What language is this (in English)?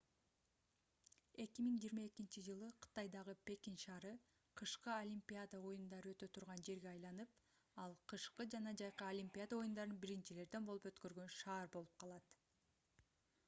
Kyrgyz